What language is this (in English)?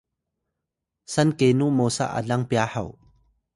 Atayal